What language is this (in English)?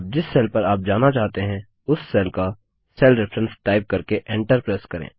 Hindi